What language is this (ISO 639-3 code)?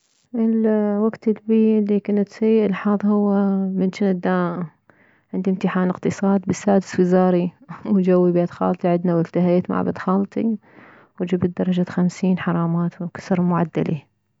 acm